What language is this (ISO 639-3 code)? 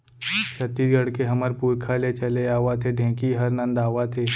hne